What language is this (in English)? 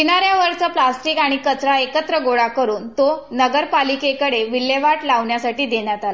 Marathi